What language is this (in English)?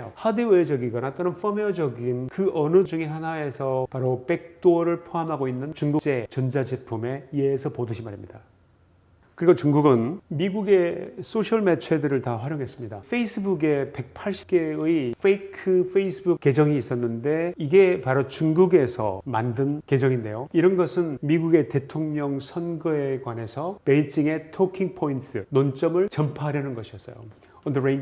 Korean